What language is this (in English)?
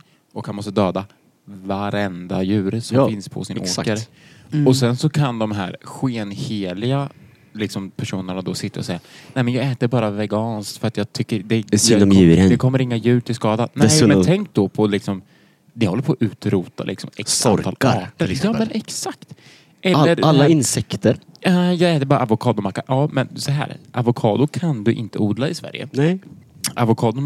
Swedish